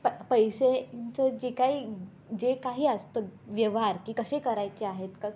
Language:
Marathi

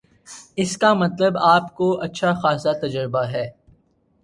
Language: Urdu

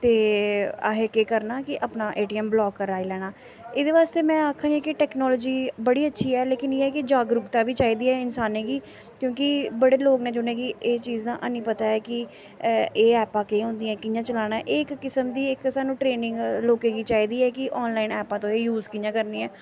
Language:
Dogri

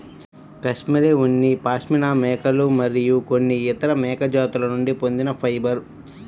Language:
Telugu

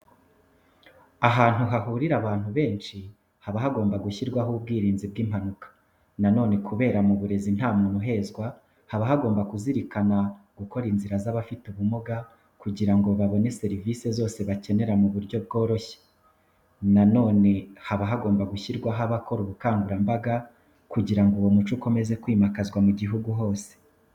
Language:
Kinyarwanda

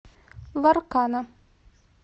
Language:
Russian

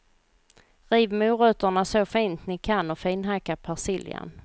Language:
Swedish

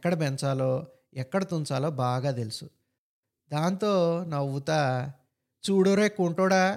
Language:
Telugu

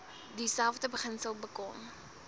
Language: Afrikaans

